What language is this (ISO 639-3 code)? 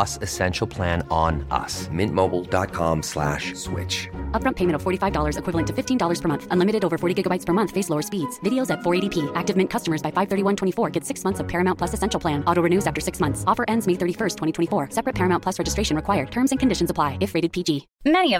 swe